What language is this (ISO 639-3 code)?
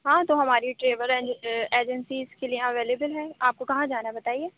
urd